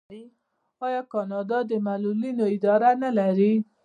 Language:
Pashto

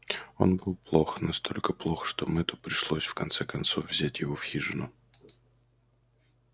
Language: Russian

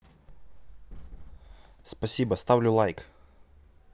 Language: Russian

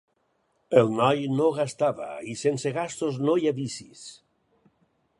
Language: Catalan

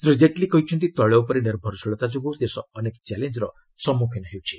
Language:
Odia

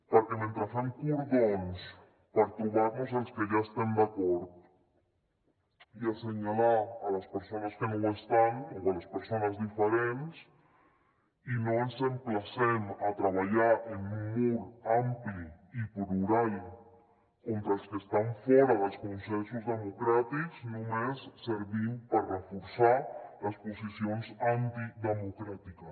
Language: Catalan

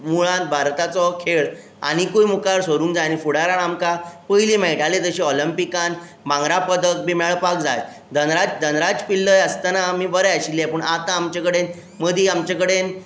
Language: Konkani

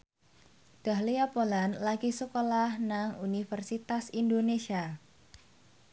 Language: Javanese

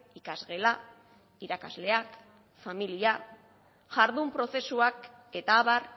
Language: Basque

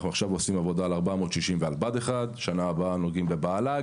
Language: Hebrew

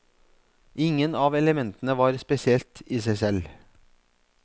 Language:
Norwegian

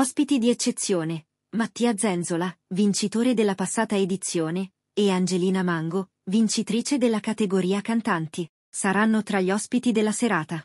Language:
Italian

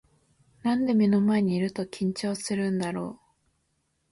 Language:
Japanese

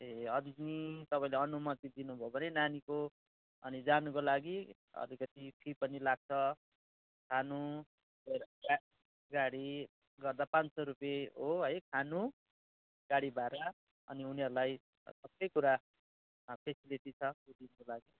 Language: Nepali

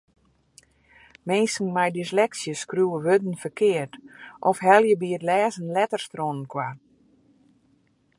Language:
Western Frisian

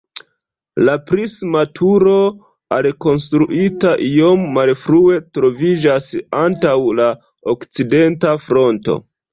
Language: Esperanto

